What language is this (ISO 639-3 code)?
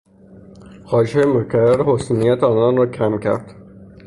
fas